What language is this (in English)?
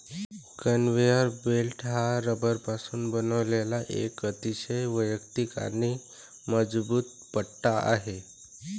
Marathi